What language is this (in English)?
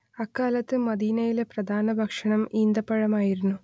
Malayalam